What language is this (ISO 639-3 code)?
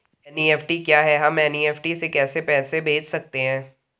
hin